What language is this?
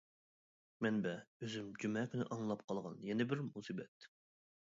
Uyghur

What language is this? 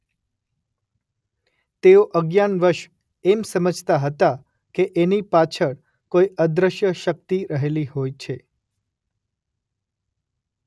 Gujarati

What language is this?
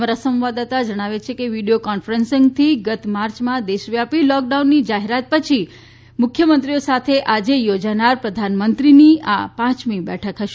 Gujarati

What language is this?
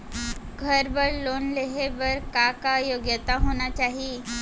Chhattisgarhi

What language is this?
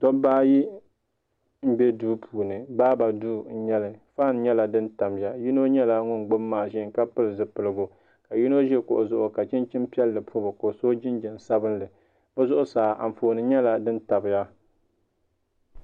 Dagbani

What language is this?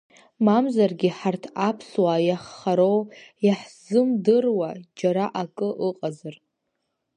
Abkhazian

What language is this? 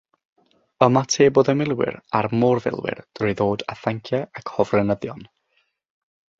Welsh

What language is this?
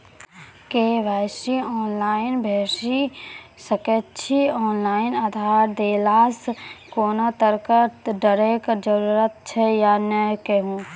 Maithili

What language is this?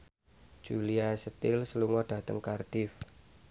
Javanese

